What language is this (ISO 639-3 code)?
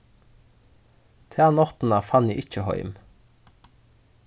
fao